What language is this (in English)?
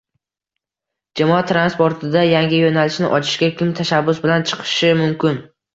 Uzbek